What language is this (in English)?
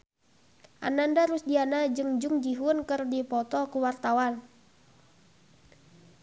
Sundanese